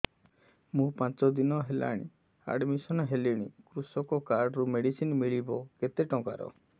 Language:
Odia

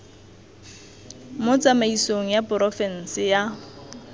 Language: Tswana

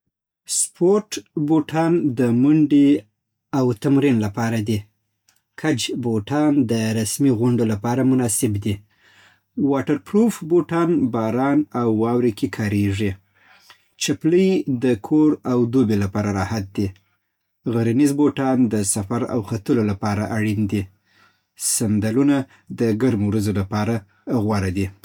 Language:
Southern Pashto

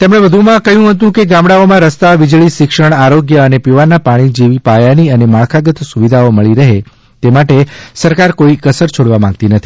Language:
Gujarati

